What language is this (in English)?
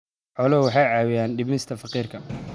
Somali